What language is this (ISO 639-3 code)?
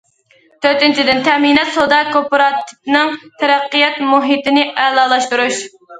uig